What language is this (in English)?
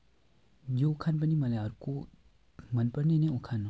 Nepali